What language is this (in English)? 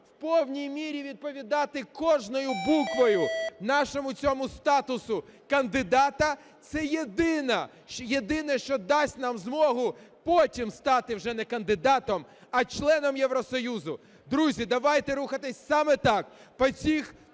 Ukrainian